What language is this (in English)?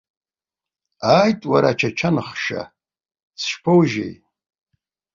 Abkhazian